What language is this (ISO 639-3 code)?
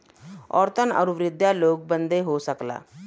bho